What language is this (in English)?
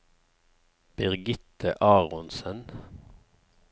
Norwegian